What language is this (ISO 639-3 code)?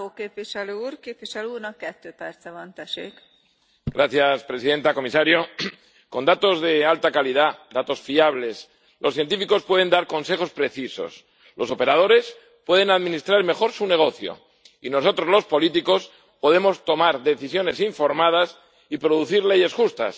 spa